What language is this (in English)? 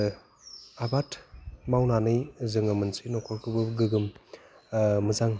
Bodo